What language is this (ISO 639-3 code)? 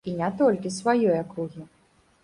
bel